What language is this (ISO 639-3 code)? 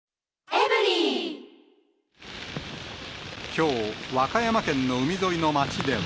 jpn